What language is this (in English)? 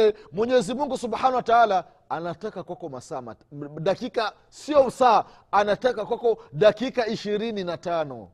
Swahili